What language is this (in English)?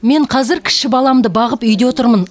Kazakh